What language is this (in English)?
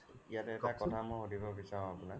Assamese